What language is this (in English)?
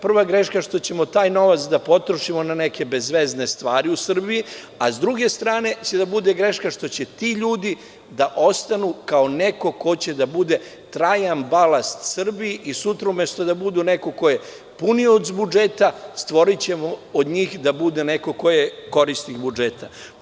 Serbian